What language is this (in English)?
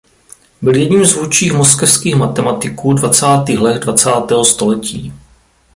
Czech